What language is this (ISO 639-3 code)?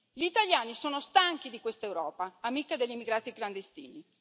ita